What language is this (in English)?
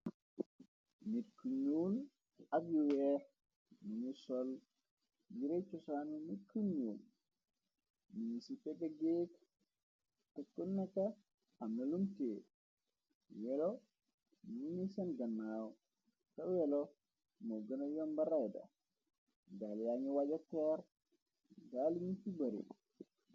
Wolof